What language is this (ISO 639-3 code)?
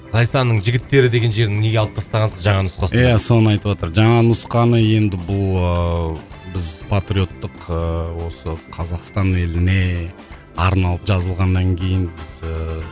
kaz